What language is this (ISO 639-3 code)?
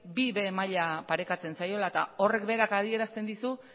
eus